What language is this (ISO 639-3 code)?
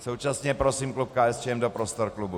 ces